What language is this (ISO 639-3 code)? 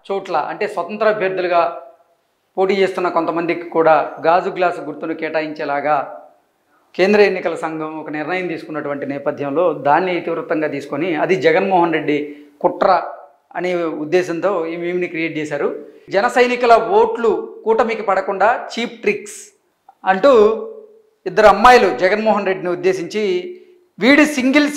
tel